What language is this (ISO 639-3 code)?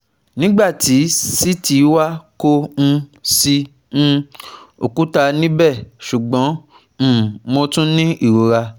yor